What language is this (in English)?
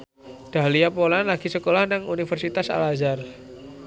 Javanese